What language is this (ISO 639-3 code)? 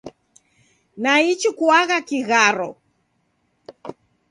dav